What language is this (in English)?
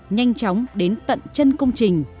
Vietnamese